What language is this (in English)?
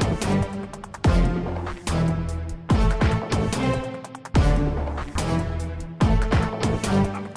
Indonesian